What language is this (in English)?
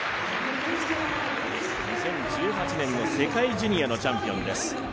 Japanese